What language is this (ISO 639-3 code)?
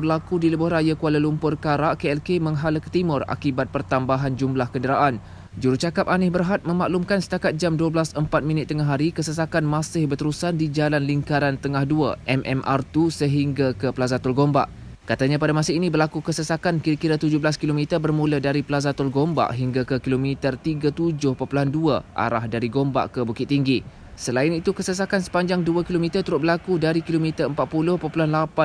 msa